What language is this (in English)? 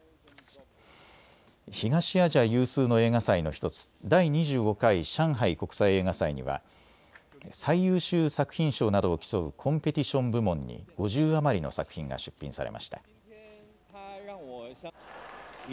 Japanese